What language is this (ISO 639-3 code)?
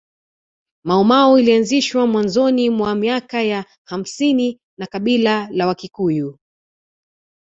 swa